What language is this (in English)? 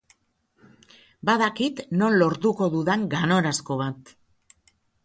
Basque